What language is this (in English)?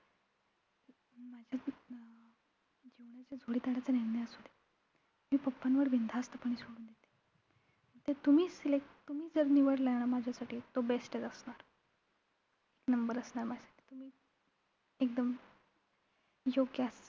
Marathi